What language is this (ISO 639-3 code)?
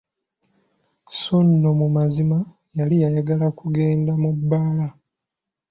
lug